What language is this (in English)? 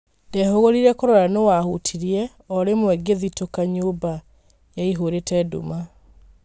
Kikuyu